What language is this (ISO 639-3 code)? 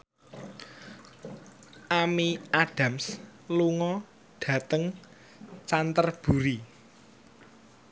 jav